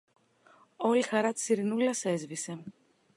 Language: Greek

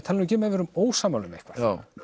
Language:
Icelandic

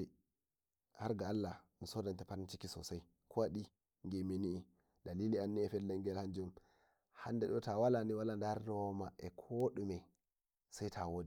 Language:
Nigerian Fulfulde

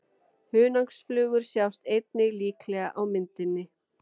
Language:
Icelandic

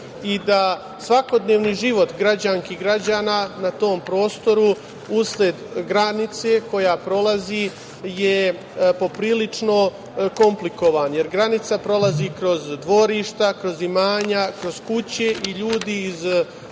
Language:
Serbian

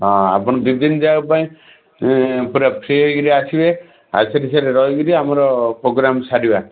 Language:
Odia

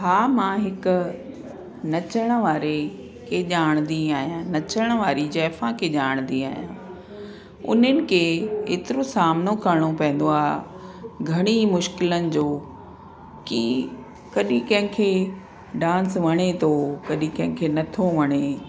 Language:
Sindhi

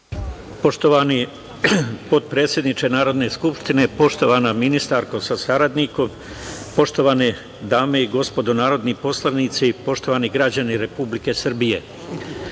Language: Serbian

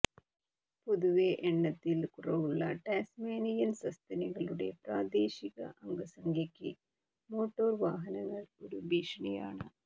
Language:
Malayalam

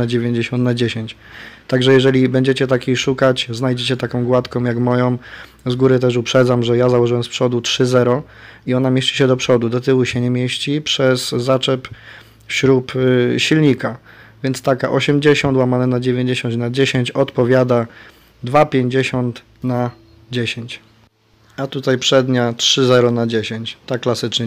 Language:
Polish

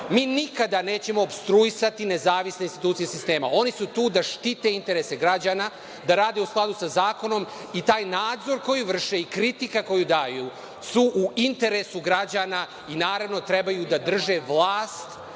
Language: Serbian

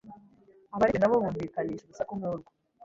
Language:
Kinyarwanda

